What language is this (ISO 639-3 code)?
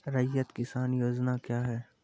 mai